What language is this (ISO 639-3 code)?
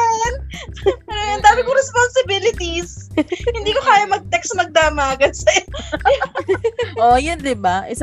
fil